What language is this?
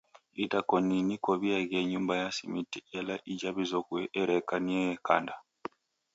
Taita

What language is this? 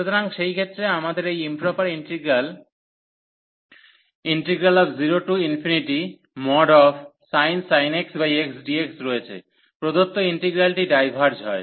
Bangla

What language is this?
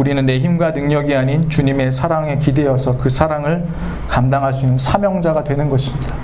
Korean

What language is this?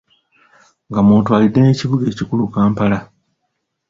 Ganda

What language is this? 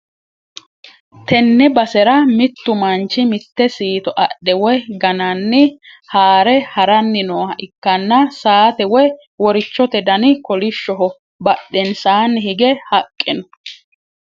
Sidamo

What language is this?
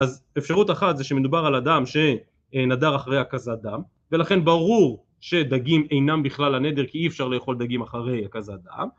Hebrew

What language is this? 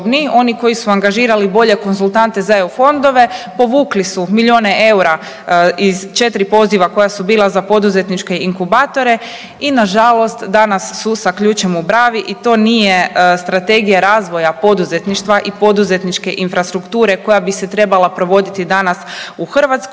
Croatian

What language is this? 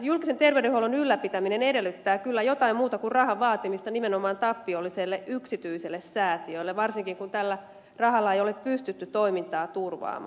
Finnish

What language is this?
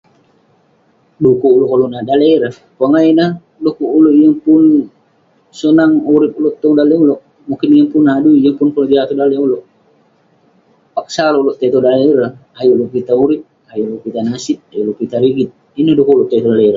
Western Penan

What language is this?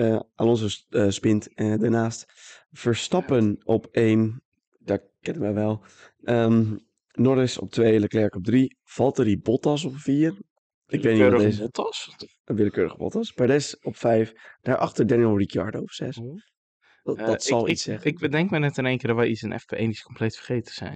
Dutch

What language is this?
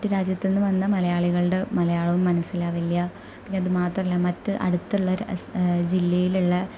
Malayalam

